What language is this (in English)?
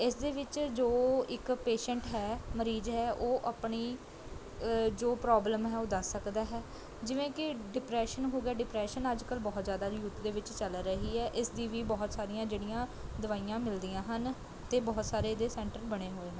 Punjabi